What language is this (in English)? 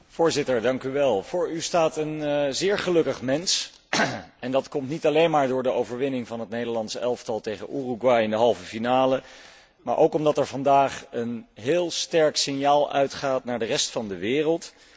Dutch